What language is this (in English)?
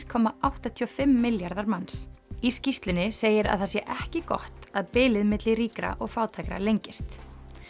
Icelandic